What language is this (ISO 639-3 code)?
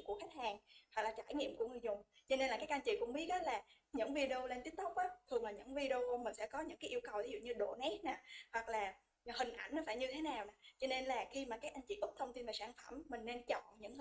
vie